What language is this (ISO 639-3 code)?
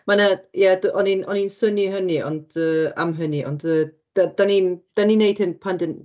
cym